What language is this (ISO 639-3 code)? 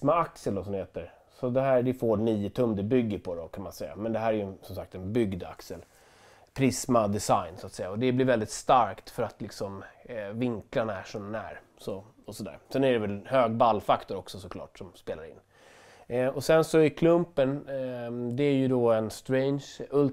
swe